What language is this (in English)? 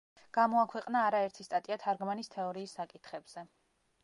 Georgian